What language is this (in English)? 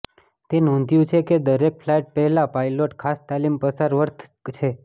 Gujarati